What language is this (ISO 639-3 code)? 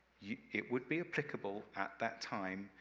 eng